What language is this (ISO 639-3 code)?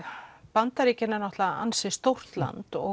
isl